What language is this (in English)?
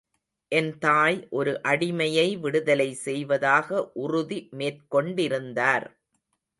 Tamil